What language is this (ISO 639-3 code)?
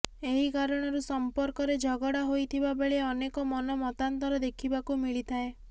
ori